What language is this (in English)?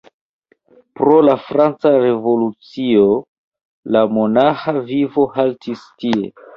Esperanto